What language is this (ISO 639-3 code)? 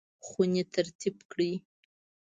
pus